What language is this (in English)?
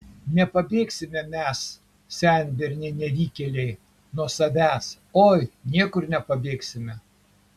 Lithuanian